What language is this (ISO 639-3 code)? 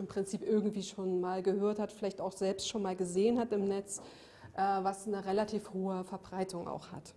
deu